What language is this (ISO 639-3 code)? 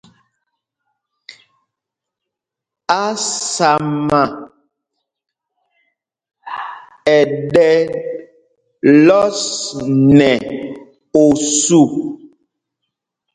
mgg